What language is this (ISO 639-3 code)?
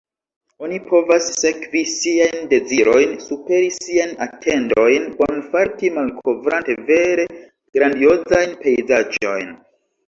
epo